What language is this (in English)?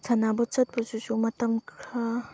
Manipuri